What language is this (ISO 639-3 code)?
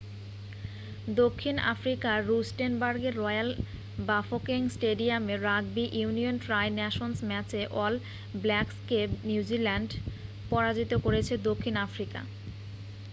ben